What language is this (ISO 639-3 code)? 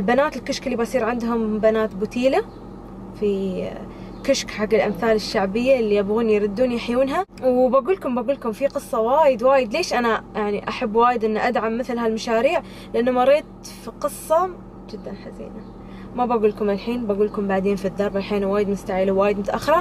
ara